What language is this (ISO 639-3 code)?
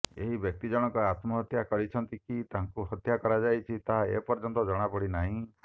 ori